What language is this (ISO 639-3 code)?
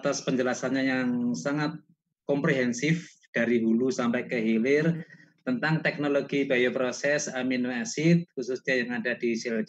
ind